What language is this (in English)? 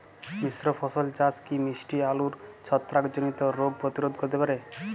Bangla